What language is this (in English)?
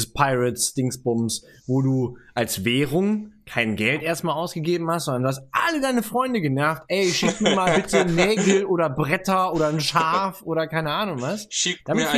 German